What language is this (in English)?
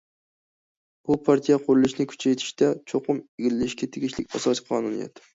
Uyghur